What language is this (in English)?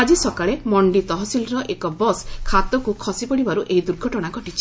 Odia